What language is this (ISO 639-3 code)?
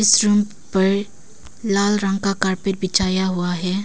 hin